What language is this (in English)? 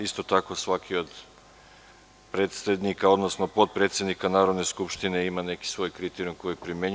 Serbian